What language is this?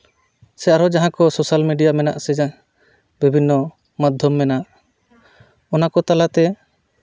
Santali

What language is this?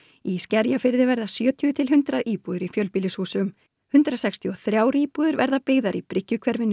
Icelandic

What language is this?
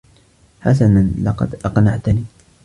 Arabic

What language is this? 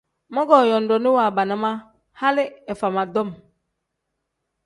Tem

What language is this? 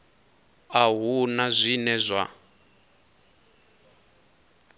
Venda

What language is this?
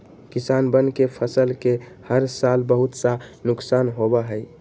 Magahi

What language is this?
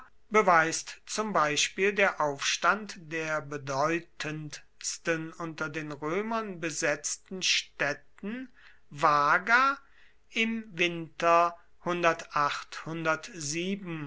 German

